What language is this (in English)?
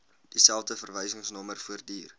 Afrikaans